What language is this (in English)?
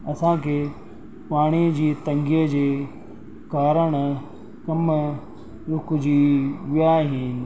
Sindhi